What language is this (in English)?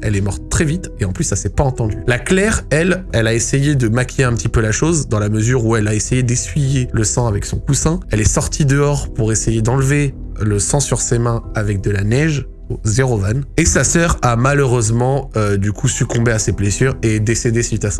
French